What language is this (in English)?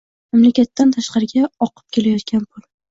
Uzbek